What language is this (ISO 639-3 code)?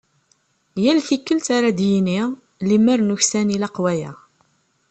kab